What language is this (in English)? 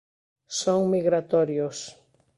Galician